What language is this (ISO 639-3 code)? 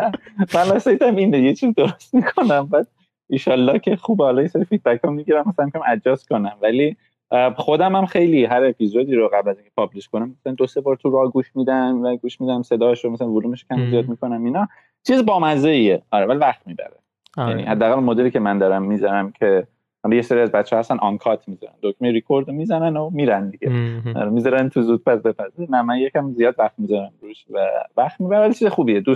fas